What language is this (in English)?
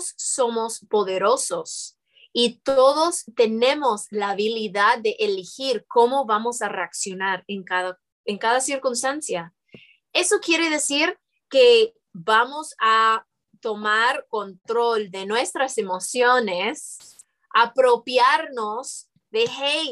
Spanish